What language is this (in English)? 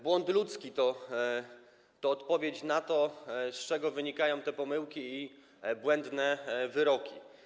Polish